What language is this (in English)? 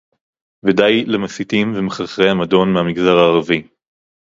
Hebrew